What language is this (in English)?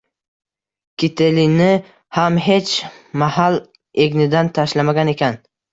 Uzbek